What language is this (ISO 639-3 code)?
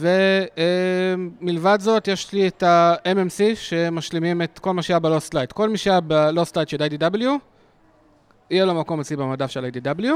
heb